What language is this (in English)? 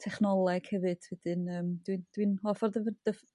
Welsh